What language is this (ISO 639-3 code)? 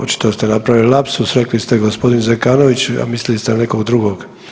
hrv